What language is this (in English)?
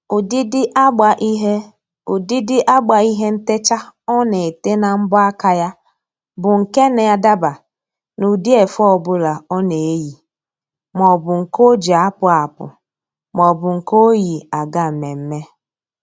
Igbo